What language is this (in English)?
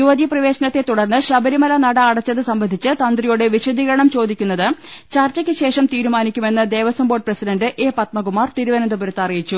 Malayalam